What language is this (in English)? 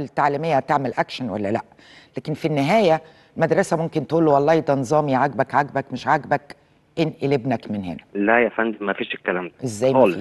Arabic